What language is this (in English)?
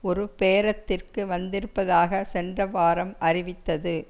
Tamil